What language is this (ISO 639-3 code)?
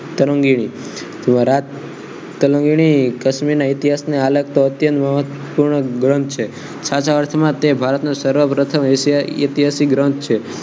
guj